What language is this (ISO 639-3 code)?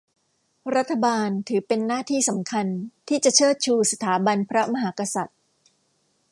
tha